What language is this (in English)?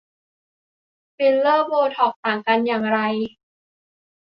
Thai